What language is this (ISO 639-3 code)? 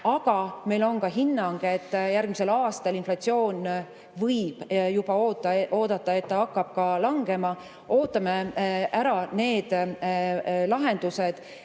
est